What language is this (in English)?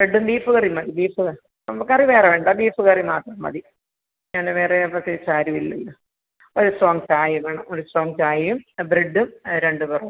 Malayalam